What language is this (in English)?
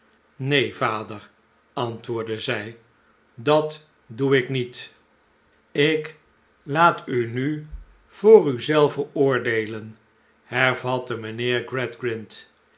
Dutch